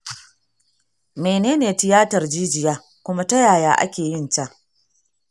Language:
Hausa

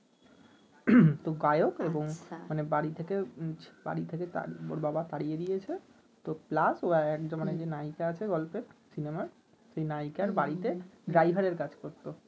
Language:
Bangla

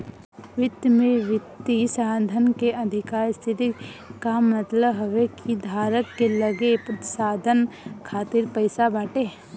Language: Bhojpuri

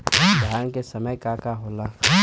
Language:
Bhojpuri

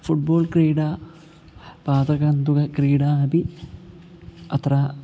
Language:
Sanskrit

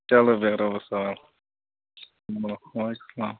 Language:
Kashmiri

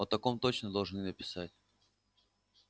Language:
Russian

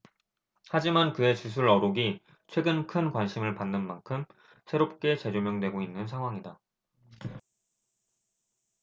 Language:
Korean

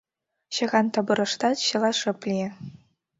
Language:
Mari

